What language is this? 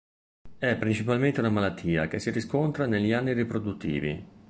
Italian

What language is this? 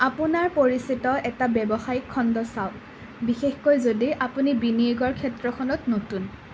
Assamese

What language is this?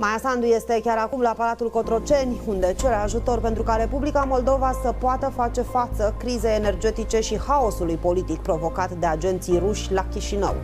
Romanian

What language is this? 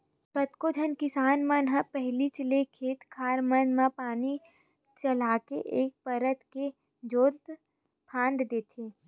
Chhattisgarhi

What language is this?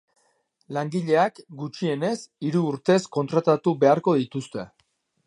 Basque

